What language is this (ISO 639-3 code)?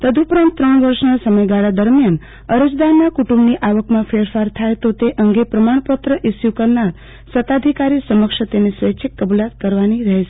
guj